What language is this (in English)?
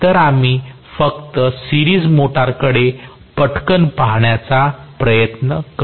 Marathi